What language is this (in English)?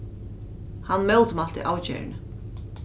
Faroese